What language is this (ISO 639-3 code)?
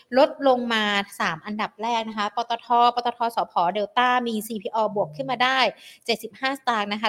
tha